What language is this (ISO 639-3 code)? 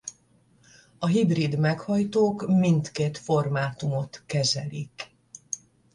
hun